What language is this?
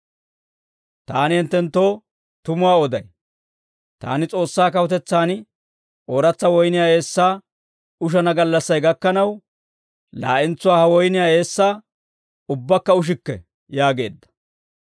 Dawro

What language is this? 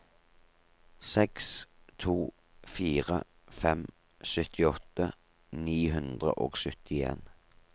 Norwegian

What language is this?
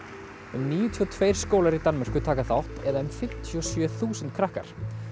Icelandic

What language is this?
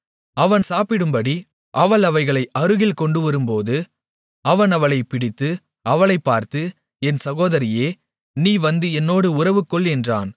Tamil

